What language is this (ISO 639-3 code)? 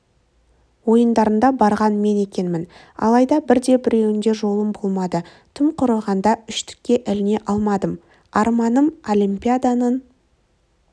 kaz